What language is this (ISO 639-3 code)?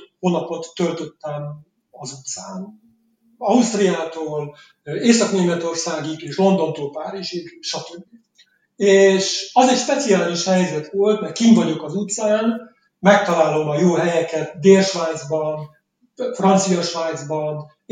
hun